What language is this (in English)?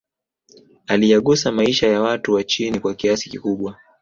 Swahili